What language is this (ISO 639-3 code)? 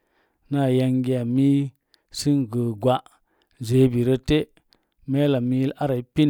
ver